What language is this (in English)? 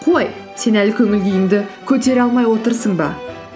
Kazakh